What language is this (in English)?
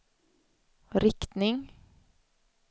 Swedish